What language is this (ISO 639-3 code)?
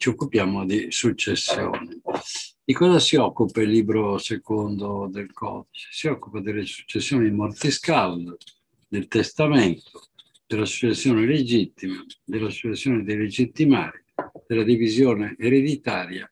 ita